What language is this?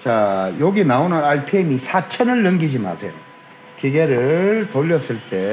Korean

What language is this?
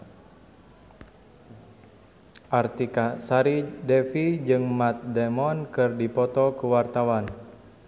Sundanese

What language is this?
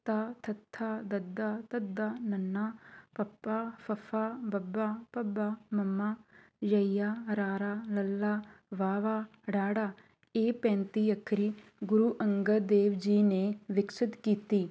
Punjabi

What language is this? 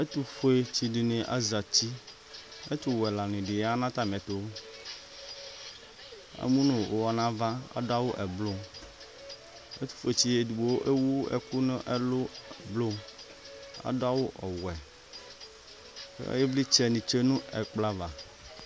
Ikposo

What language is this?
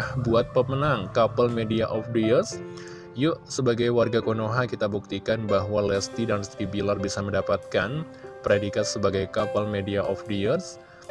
Indonesian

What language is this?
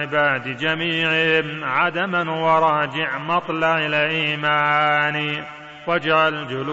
Arabic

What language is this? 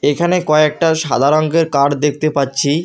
Bangla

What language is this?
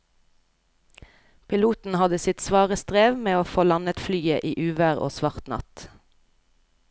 Norwegian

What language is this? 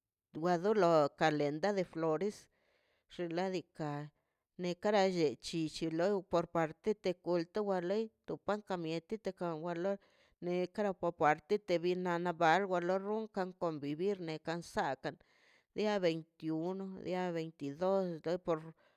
Mazaltepec Zapotec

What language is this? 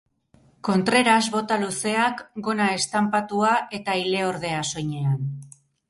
Basque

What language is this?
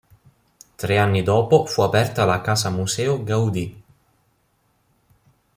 Italian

